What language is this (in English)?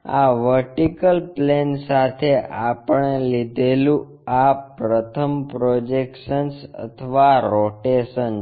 Gujarati